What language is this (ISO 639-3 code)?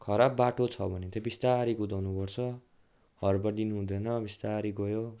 nep